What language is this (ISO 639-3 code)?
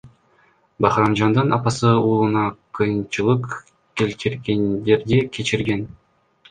kir